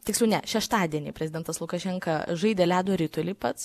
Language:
Lithuanian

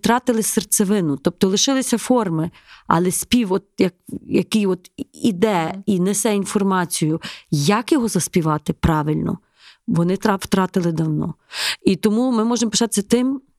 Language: Ukrainian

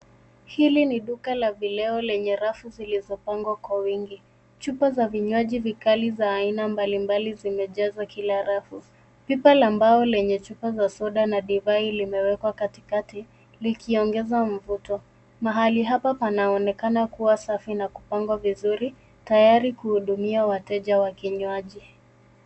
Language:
Swahili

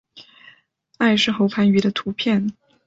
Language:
Chinese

